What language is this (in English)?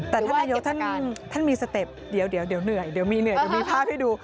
Thai